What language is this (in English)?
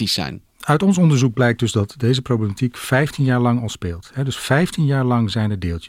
Dutch